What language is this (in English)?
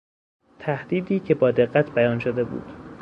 Persian